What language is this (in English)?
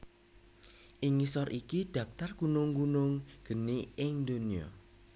Javanese